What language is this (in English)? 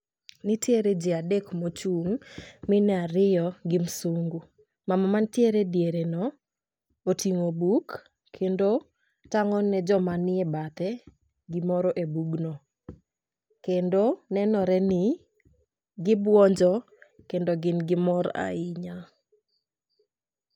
Luo (Kenya and Tanzania)